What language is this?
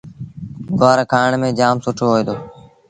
Sindhi Bhil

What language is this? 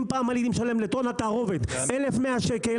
Hebrew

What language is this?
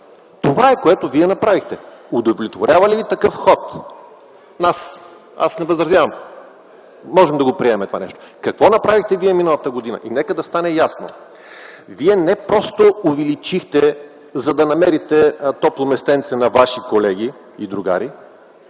Bulgarian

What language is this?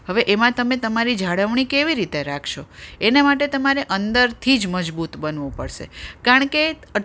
Gujarati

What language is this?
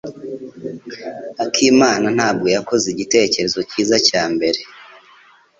Kinyarwanda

